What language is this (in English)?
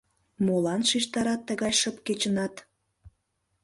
Mari